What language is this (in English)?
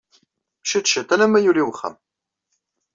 Kabyle